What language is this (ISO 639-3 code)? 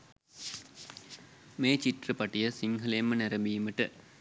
sin